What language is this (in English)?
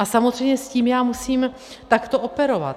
Czech